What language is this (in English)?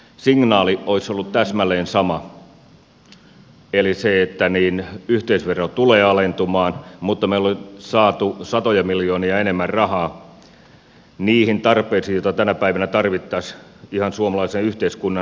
Finnish